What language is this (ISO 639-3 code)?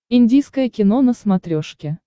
rus